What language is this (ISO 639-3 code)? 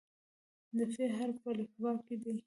pus